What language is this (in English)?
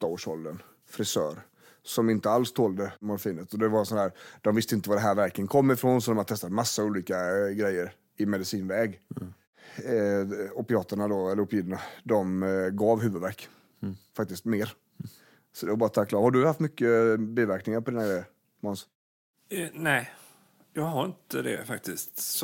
Swedish